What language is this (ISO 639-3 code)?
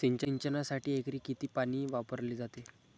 mar